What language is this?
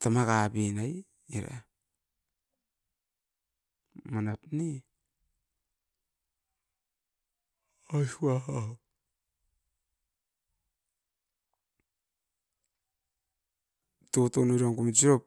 Askopan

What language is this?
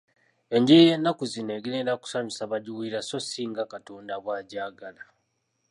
Ganda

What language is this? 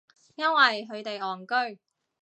Cantonese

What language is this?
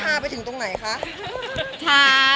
Thai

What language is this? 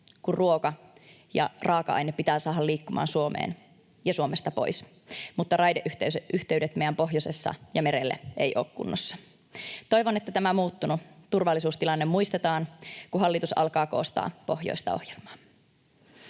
Finnish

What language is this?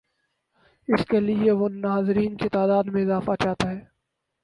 Urdu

